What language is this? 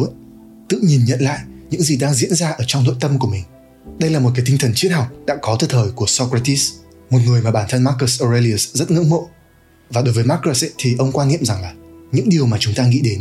Vietnamese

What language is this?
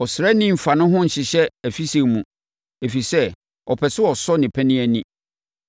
Akan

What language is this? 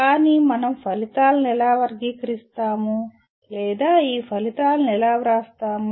Telugu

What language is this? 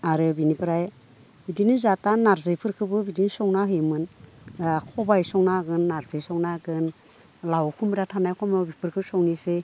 Bodo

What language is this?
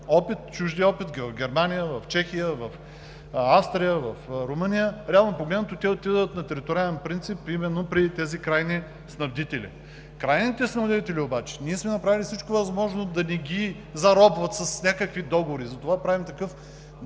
Bulgarian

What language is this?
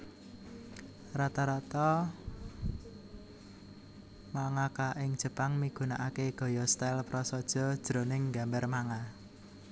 Javanese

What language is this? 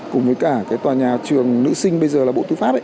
Vietnamese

